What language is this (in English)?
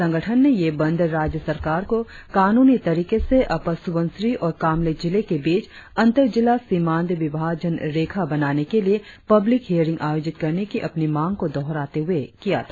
Hindi